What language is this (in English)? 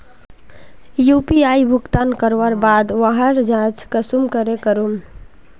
Magahi